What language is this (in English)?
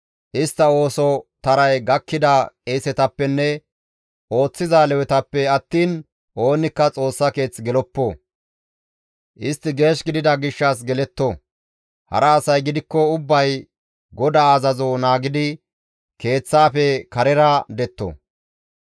Gamo